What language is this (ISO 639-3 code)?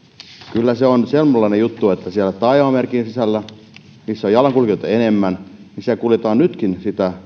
fin